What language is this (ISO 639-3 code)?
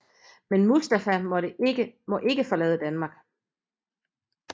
dan